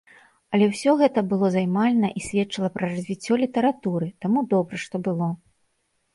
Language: Belarusian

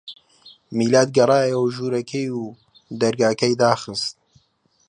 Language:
Central Kurdish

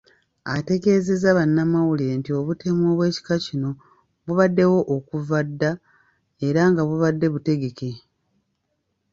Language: Ganda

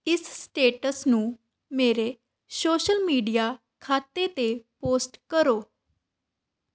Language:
Punjabi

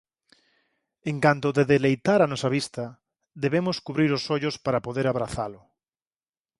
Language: Galician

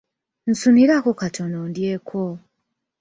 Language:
Ganda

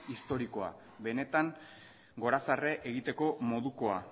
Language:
Basque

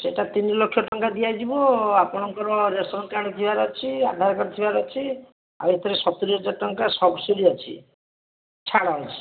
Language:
Odia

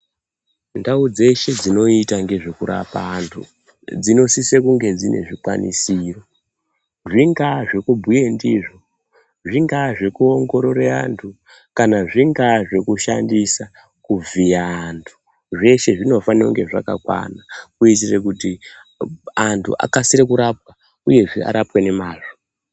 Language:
Ndau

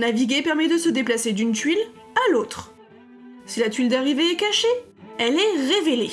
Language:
French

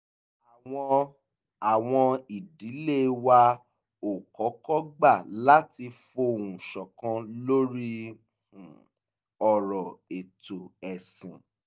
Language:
Yoruba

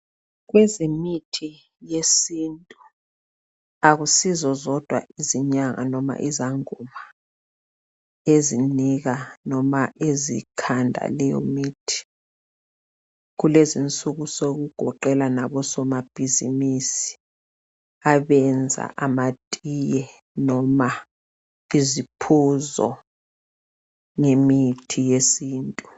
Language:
North Ndebele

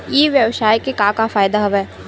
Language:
Chhattisgarhi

